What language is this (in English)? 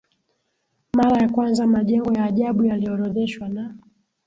Swahili